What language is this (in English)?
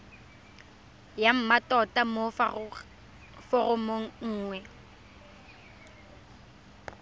Tswana